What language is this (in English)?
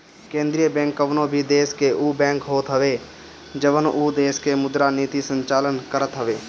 Bhojpuri